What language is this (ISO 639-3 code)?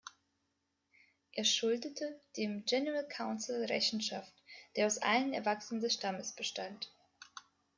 deu